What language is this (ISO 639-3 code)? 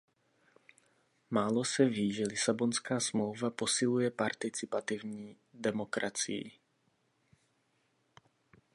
ces